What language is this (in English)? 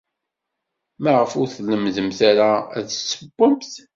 Kabyle